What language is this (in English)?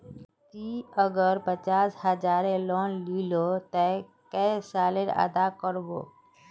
Magahi